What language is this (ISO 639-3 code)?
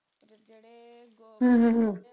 pan